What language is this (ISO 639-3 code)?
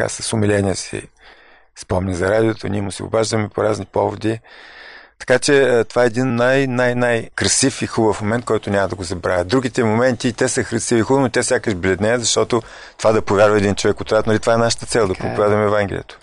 bul